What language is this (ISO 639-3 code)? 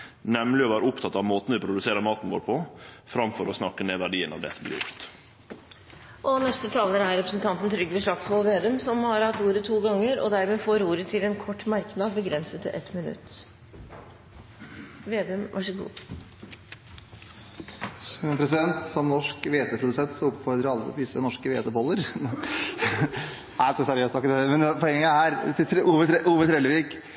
nor